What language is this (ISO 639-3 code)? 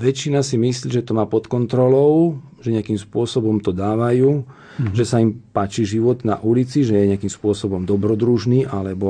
slk